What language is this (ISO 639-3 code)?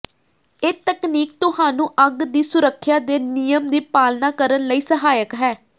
pan